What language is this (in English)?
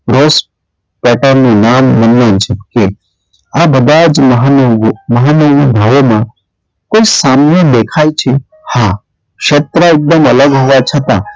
Gujarati